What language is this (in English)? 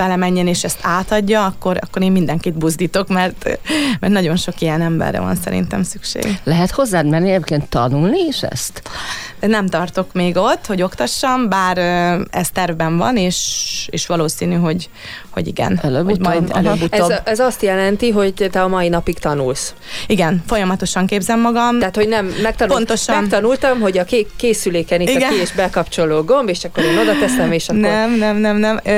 Hungarian